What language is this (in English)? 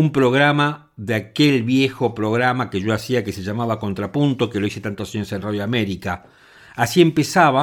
Spanish